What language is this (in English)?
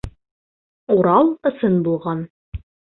Bashkir